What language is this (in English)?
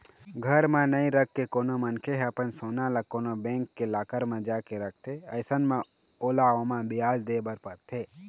Chhattisgarhi